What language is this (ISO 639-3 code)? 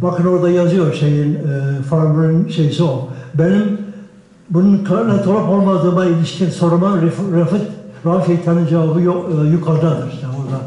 tur